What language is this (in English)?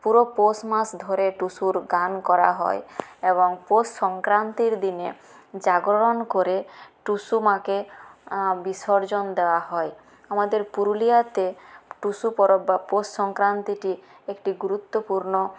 Bangla